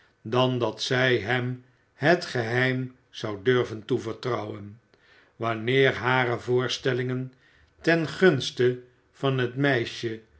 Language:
Dutch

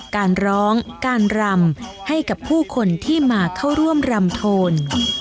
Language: Thai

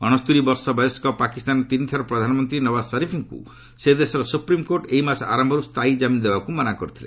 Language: Odia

